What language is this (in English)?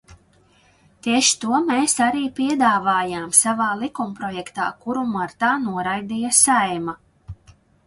Latvian